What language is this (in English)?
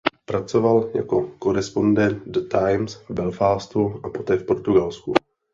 Czech